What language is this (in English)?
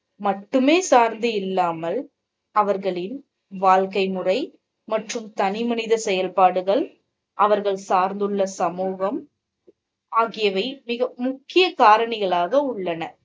Tamil